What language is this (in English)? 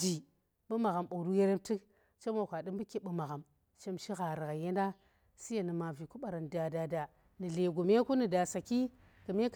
Tera